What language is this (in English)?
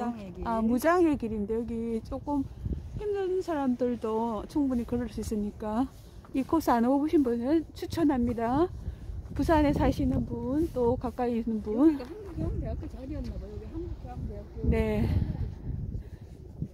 Korean